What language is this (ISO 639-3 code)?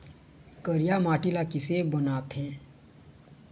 hne